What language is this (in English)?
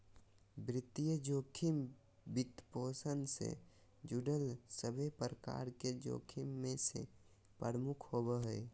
Magahi